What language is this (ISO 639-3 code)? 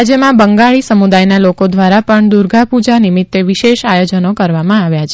guj